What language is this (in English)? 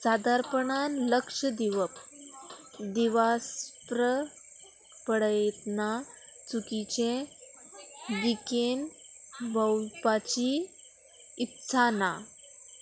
Konkani